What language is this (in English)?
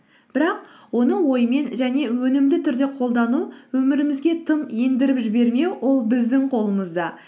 Kazakh